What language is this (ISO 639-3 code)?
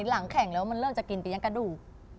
tha